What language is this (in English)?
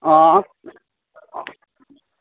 Dogri